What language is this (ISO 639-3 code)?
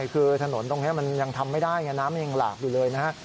tha